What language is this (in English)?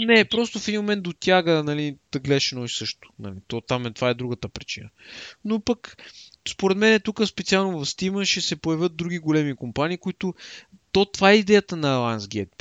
Bulgarian